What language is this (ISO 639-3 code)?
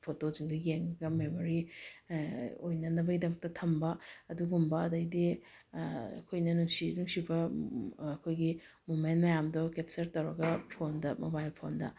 mni